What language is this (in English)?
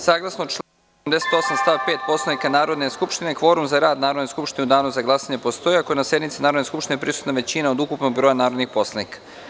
Serbian